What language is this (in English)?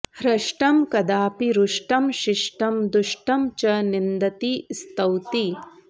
Sanskrit